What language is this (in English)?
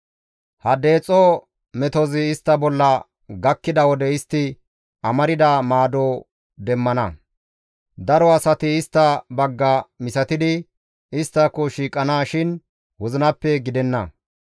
Gamo